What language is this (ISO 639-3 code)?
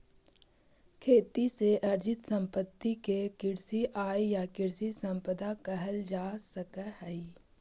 mag